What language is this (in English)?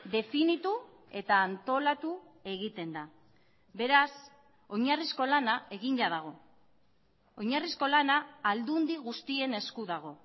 Basque